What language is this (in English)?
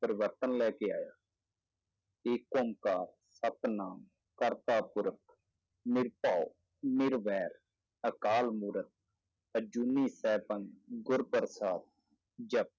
Punjabi